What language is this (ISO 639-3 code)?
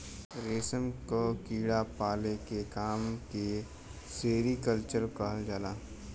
bho